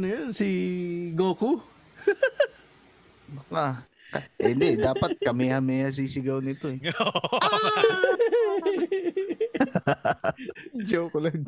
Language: Filipino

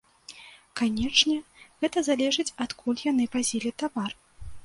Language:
Belarusian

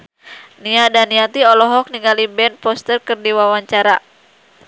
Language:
Sundanese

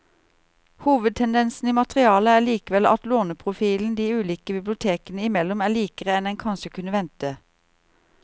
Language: Norwegian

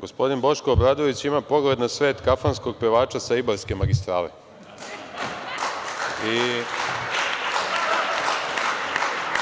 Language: Serbian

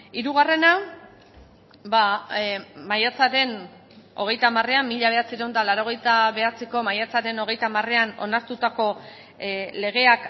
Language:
Basque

